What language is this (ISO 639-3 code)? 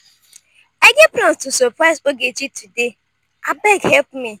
pcm